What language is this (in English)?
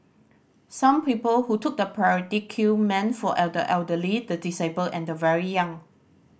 English